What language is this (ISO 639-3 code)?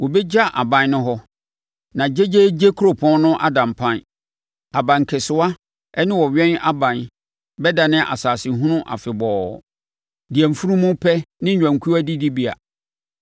aka